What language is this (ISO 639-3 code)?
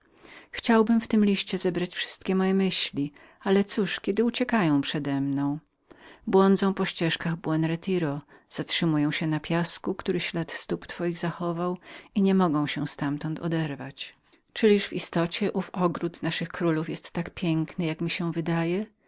pol